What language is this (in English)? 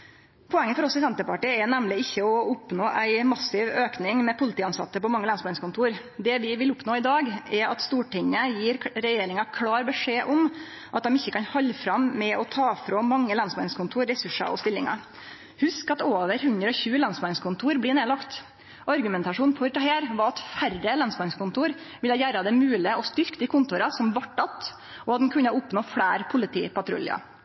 Norwegian Nynorsk